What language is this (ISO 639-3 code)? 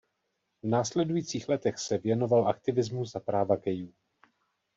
ces